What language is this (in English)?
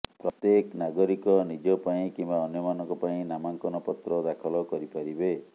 Odia